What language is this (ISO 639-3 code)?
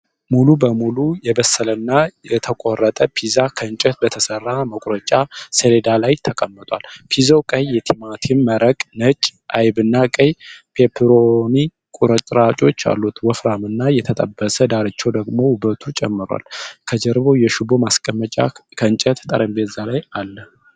amh